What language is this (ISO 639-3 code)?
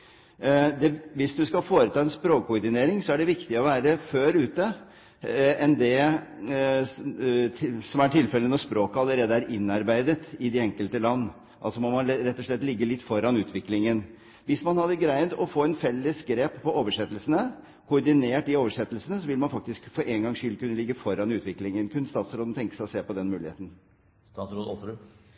nob